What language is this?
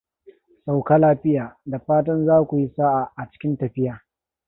Hausa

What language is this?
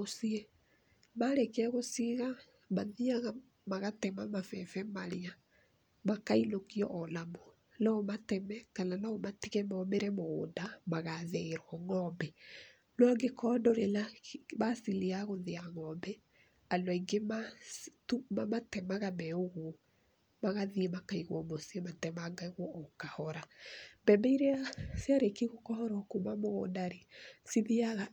Kikuyu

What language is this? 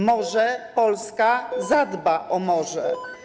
Polish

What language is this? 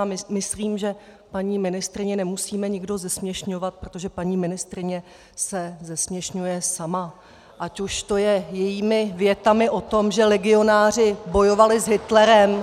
Czech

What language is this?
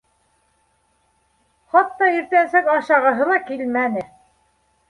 Bashkir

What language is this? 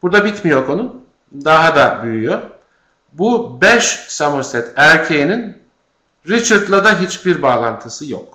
Turkish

